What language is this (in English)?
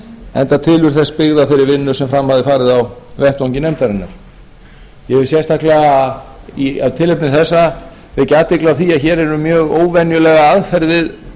Icelandic